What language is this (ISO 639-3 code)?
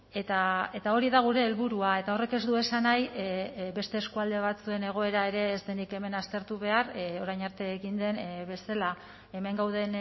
eus